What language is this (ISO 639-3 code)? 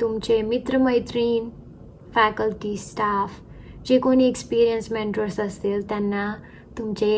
mar